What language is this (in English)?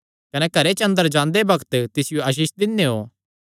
Kangri